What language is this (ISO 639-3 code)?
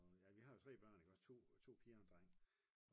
dan